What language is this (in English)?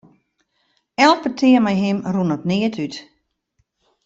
Western Frisian